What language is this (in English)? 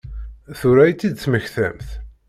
Kabyle